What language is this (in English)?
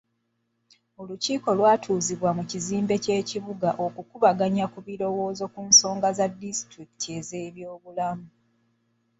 Ganda